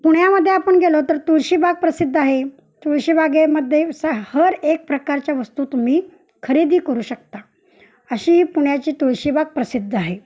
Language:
Marathi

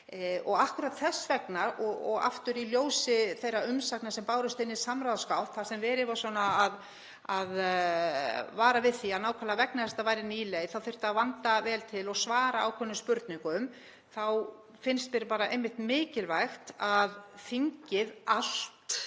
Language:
Icelandic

